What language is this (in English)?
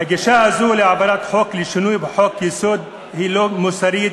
Hebrew